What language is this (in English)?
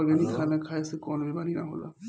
Bhojpuri